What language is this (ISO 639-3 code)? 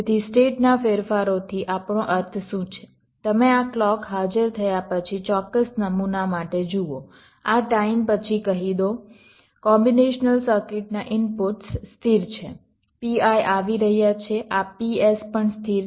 guj